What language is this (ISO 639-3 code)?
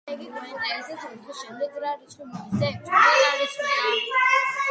kat